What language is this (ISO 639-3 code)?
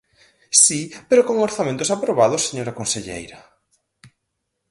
glg